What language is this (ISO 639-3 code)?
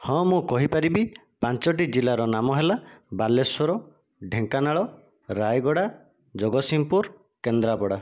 ori